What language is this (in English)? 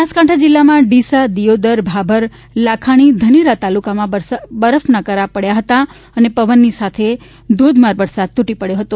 Gujarati